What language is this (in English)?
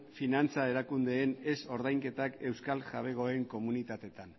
Basque